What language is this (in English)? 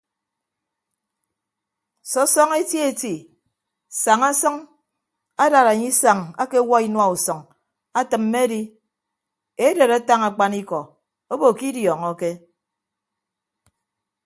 Ibibio